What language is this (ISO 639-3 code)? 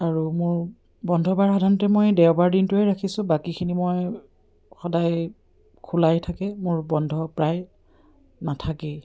asm